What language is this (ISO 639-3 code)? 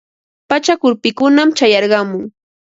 qva